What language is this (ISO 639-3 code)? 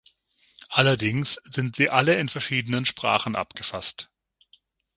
deu